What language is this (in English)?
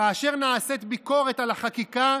Hebrew